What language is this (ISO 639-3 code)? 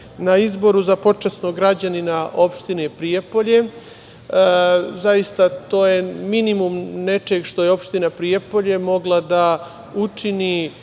srp